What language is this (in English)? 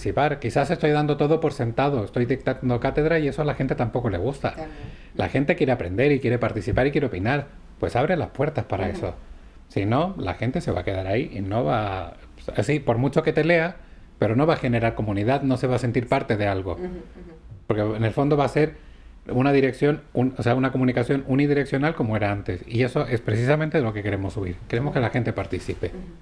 Spanish